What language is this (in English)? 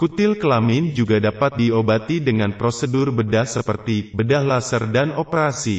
Indonesian